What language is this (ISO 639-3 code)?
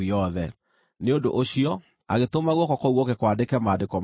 kik